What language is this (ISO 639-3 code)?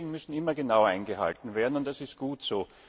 deu